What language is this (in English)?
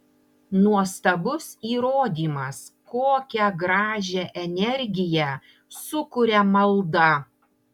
Lithuanian